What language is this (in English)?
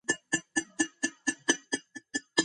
Georgian